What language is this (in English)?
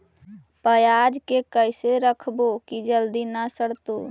Magahi